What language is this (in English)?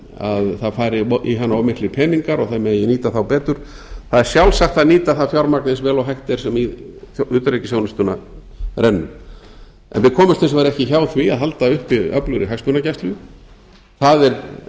Icelandic